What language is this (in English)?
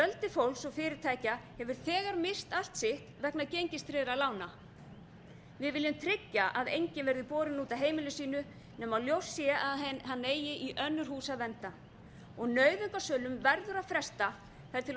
Icelandic